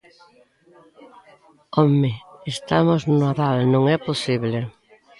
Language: Galician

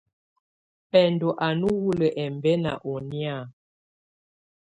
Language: Tunen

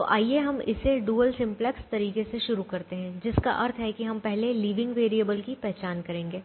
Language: Hindi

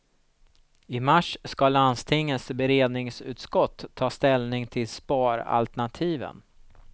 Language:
Swedish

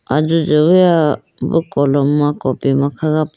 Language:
Idu-Mishmi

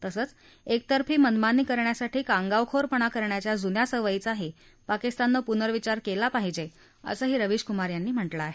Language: Marathi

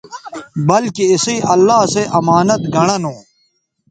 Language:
Bateri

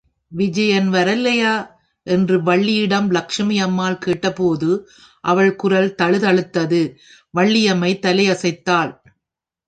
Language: Tamil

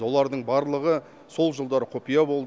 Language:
Kazakh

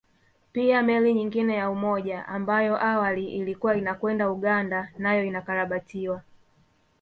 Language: Swahili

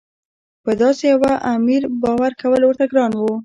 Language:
Pashto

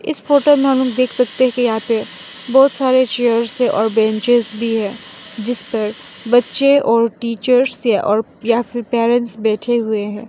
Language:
Hindi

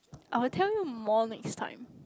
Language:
English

